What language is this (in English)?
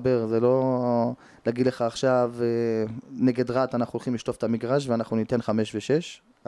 Hebrew